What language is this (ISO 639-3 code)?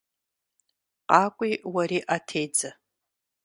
kbd